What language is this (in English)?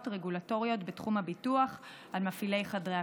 Hebrew